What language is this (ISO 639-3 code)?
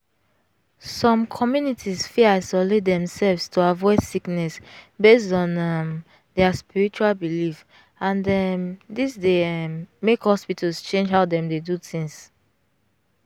pcm